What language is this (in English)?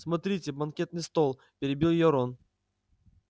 Russian